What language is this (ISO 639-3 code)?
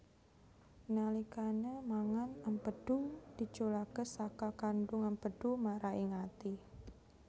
jav